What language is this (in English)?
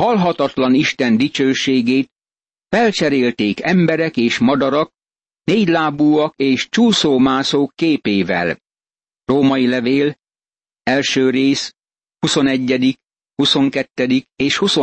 Hungarian